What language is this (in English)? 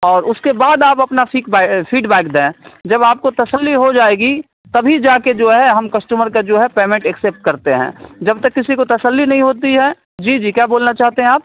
Urdu